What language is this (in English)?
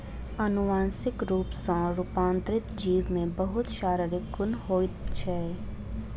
Maithili